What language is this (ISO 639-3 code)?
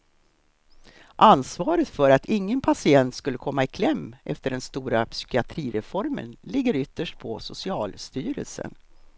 swe